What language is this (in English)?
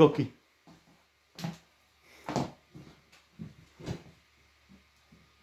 Slovak